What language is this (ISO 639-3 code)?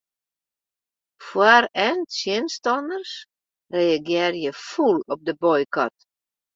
fry